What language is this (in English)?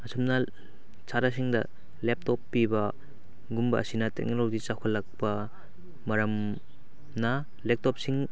Manipuri